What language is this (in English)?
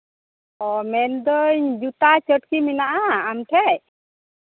Santali